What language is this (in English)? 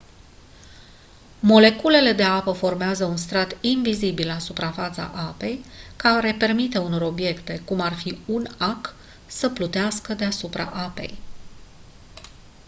Romanian